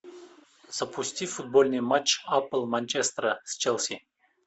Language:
Russian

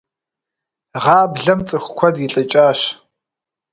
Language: Kabardian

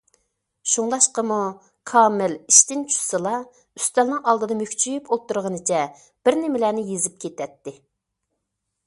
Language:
Uyghur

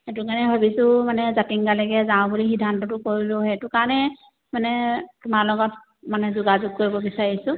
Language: Assamese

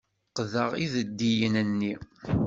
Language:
Kabyle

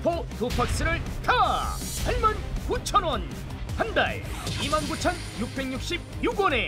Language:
Korean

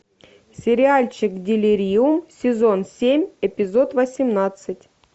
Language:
Russian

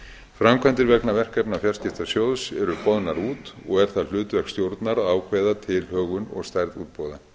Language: Icelandic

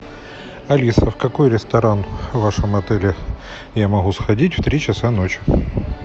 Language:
Russian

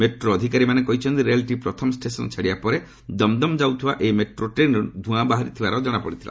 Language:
Odia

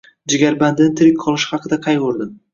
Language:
Uzbek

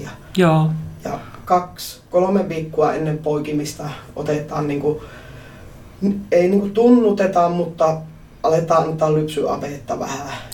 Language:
Finnish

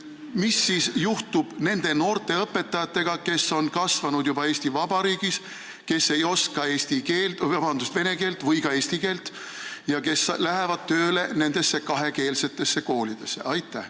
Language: Estonian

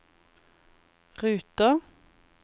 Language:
Norwegian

